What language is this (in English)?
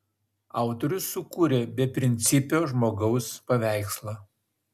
Lithuanian